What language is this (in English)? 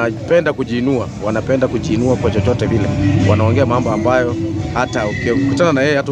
Swahili